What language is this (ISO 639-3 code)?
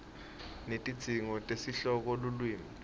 ssw